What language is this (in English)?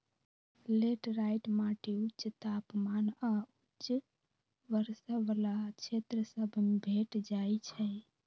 Magahi